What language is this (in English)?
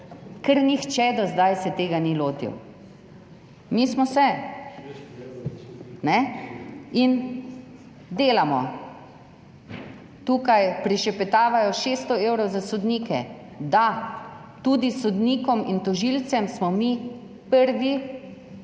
Slovenian